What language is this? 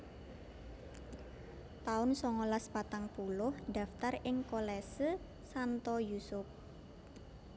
Javanese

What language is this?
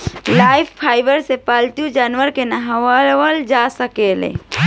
Bhojpuri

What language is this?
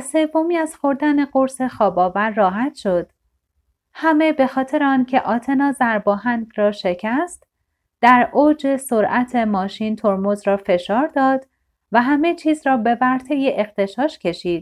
Persian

